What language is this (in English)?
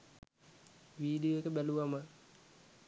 Sinhala